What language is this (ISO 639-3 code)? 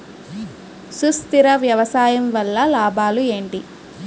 tel